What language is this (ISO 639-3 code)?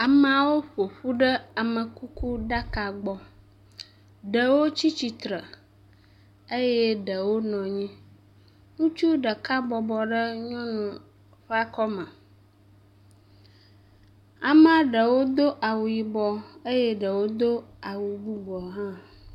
ewe